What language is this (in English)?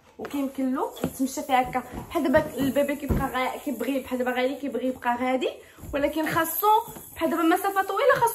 Arabic